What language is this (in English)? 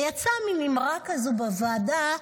Hebrew